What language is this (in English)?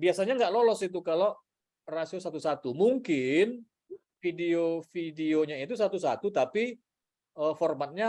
Indonesian